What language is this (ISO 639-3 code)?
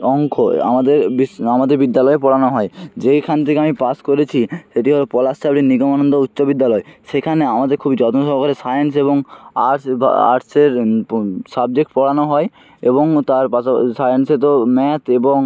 ben